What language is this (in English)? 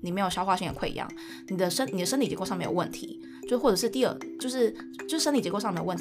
Chinese